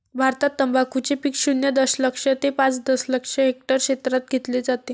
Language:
Marathi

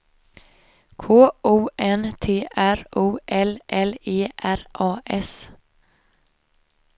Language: Swedish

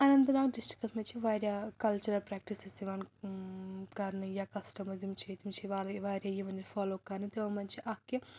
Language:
Kashmiri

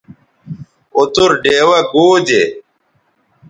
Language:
Bateri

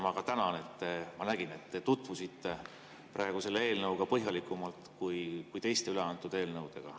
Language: Estonian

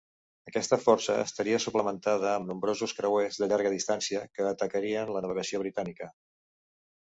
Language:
Catalan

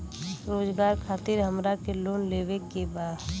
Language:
Bhojpuri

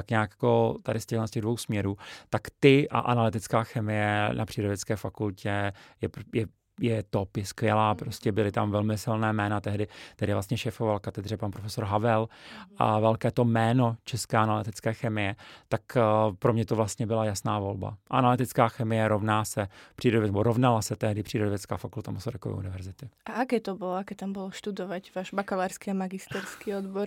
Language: Czech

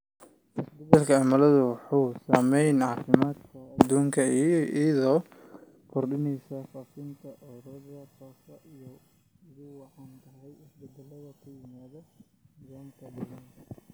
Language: Somali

